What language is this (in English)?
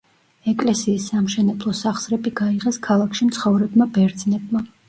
Georgian